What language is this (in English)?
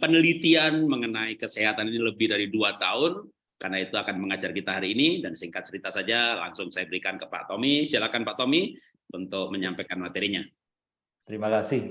Indonesian